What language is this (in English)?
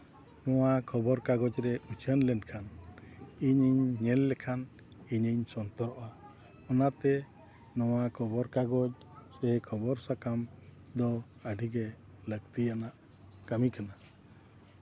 Santali